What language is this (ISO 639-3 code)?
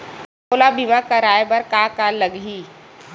hne